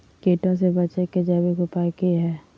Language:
Magahi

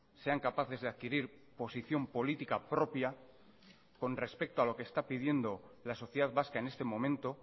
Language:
Spanish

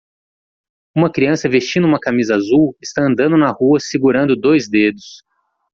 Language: Portuguese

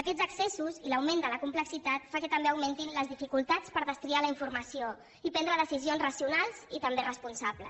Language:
Catalan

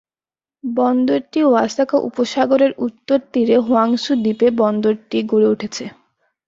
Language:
Bangla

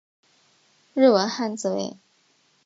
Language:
Chinese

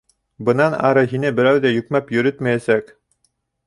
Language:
Bashkir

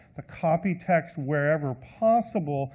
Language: English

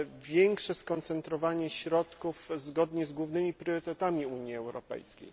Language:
Polish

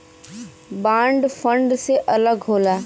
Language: Bhojpuri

